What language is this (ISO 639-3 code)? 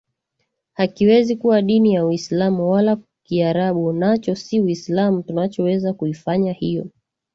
swa